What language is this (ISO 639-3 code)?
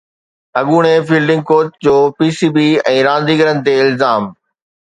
snd